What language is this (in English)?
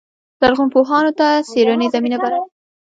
Pashto